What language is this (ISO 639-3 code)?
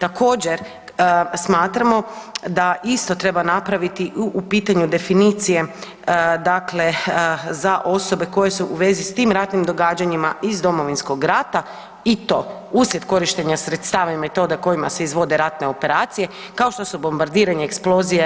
hrv